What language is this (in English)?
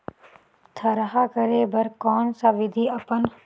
Chhattisgarhi